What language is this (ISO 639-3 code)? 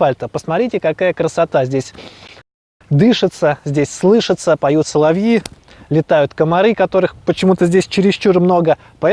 rus